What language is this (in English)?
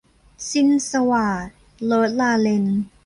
Thai